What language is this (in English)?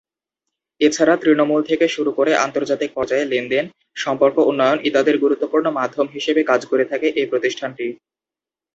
Bangla